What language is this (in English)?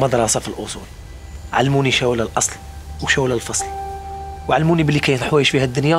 Arabic